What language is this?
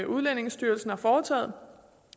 Danish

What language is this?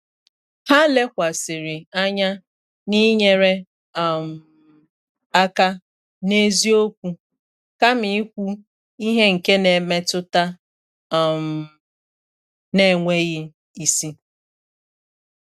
Igbo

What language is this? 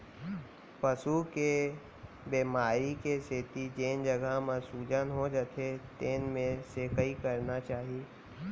Chhattisgarhi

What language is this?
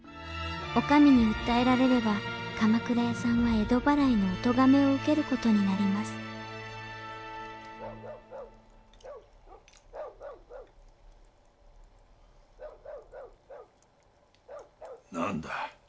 Japanese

